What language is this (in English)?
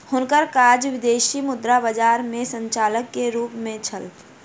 Maithili